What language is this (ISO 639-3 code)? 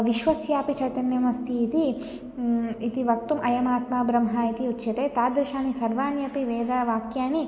san